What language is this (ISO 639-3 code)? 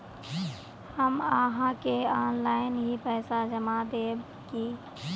mag